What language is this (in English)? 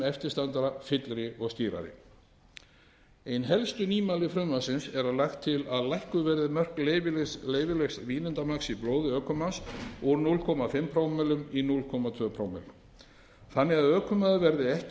Icelandic